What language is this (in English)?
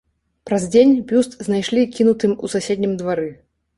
Belarusian